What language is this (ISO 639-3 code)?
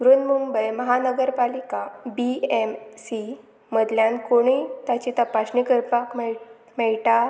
kok